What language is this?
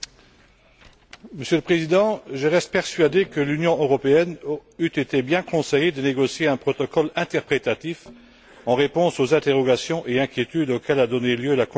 French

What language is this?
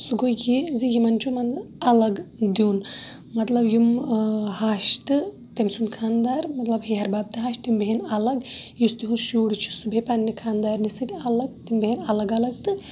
Kashmiri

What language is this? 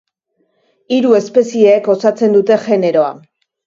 Basque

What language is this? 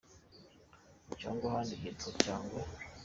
Kinyarwanda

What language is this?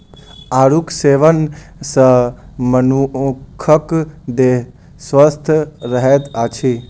Maithili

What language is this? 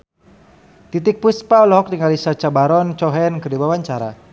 Sundanese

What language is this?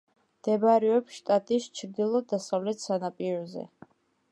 Georgian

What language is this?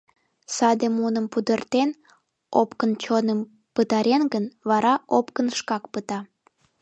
Mari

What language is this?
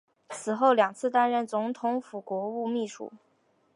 Chinese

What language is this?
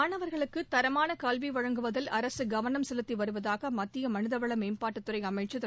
Tamil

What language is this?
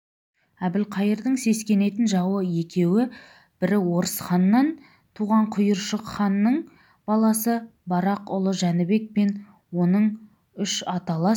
Kazakh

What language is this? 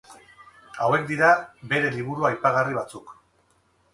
Basque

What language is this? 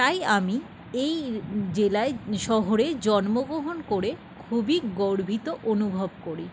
Bangla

